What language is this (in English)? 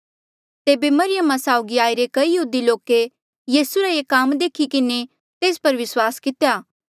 Mandeali